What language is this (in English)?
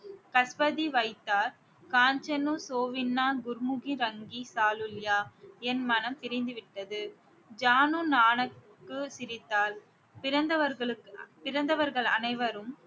Tamil